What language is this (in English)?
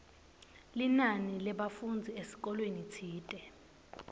Swati